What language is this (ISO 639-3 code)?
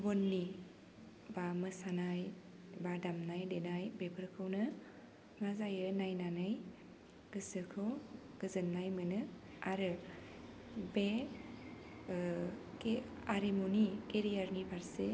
brx